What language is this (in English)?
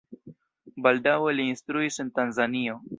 Esperanto